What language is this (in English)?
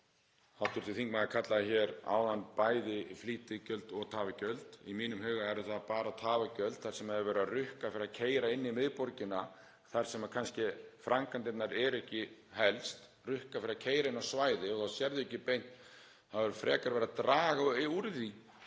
Icelandic